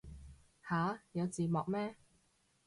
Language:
Cantonese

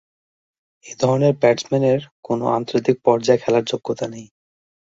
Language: Bangla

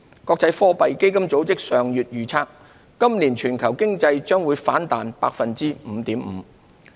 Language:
Cantonese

